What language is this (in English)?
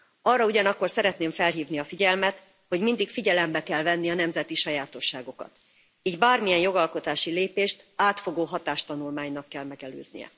Hungarian